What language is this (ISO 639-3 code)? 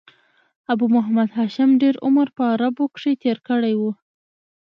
pus